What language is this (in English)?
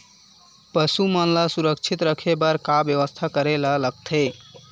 Chhattisgarhi